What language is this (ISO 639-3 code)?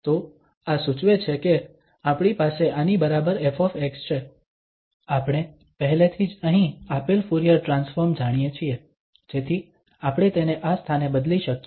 guj